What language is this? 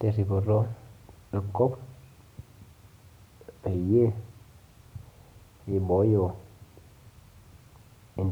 Masai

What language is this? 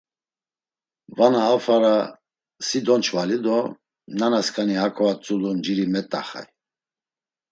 Laz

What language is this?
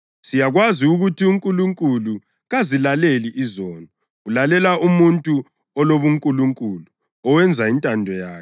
North Ndebele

